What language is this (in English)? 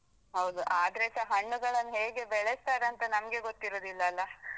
Kannada